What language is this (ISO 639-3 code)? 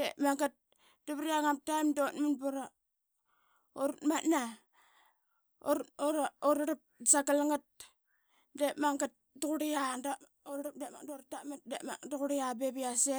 byx